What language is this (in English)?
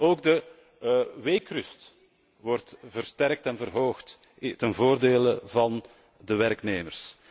Dutch